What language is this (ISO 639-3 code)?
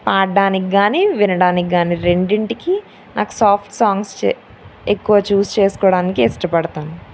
tel